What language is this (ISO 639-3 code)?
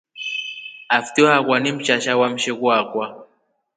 rof